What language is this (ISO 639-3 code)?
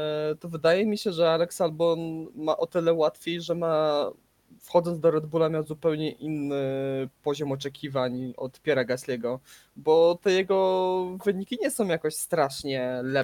pol